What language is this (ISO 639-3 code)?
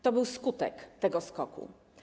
pol